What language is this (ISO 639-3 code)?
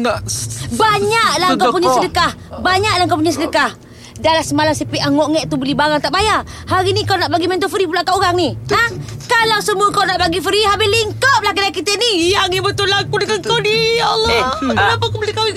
msa